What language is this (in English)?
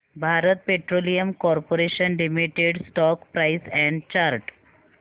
Marathi